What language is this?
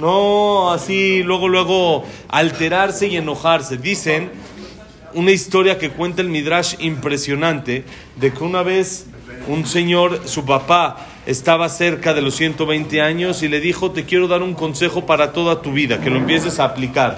Spanish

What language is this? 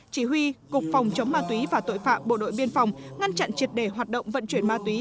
Vietnamese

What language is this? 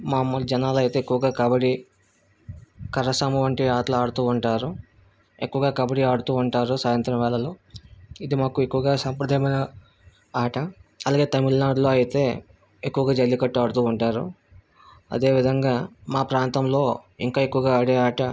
Telugu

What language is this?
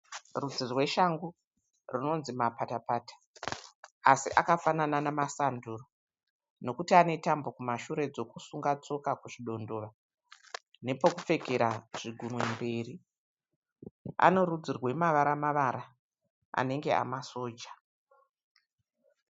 Shona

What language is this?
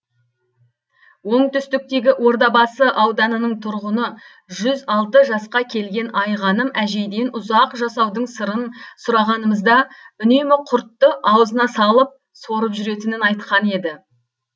Kazakh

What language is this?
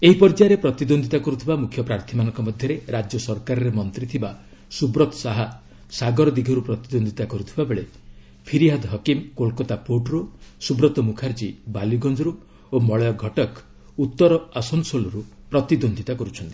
Odia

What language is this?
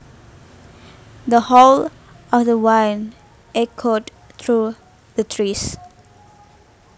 Javanese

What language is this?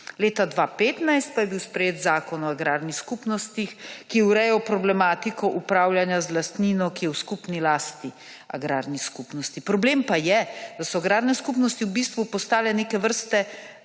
Slovenian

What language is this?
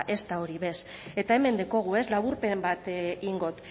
Basque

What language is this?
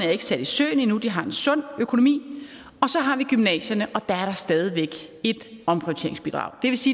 Danish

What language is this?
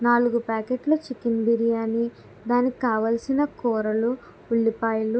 Telugu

